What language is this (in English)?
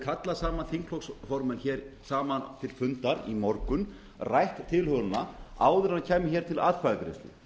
Icelandic